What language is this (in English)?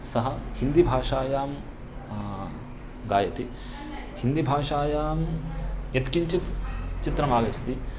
Sanskrit